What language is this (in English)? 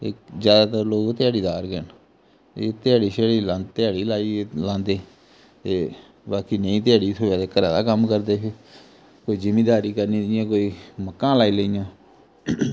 Dogri